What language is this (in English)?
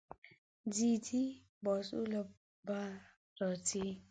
Pashto